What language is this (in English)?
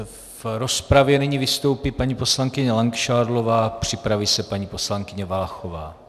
Czech